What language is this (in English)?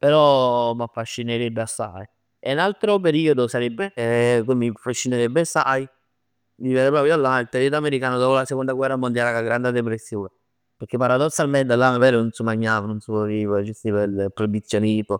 Neapolitan